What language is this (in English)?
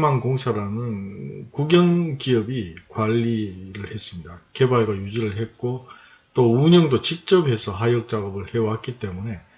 Korean